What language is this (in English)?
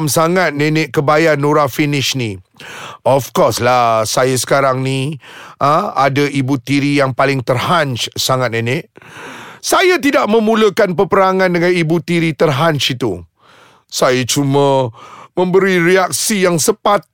Malay